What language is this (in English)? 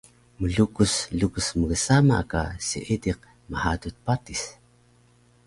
Taroko